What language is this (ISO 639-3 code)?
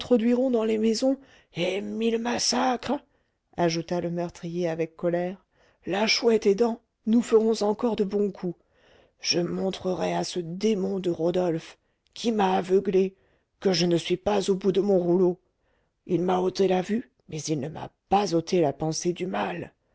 fra